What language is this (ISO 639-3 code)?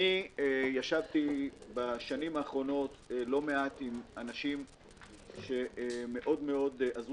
heb